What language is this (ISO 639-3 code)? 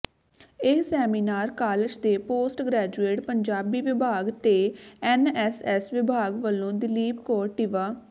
pan